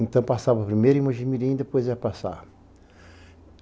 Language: Portuguese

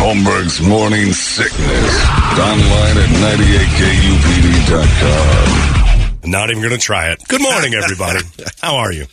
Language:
English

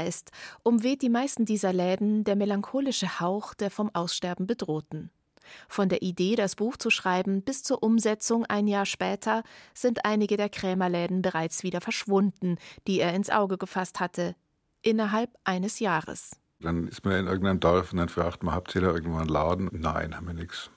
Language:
German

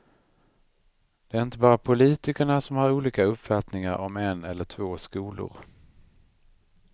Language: Swedish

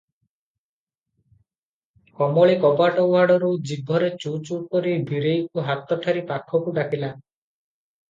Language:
Odia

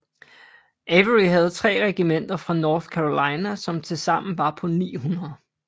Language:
Danish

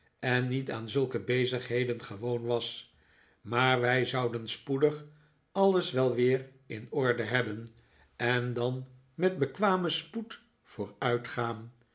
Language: Dutch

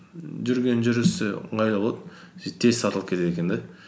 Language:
Kazakh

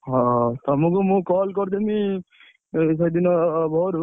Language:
Odia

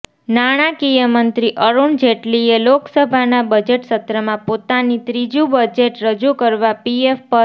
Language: Gujarati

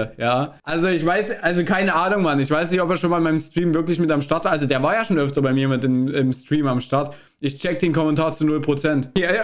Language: German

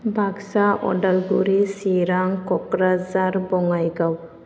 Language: Bodo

